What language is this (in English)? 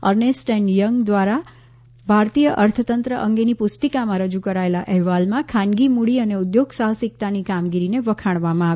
Gujarati